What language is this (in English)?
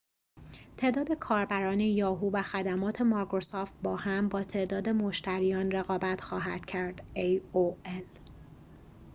Persian